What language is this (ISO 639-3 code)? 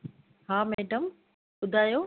snd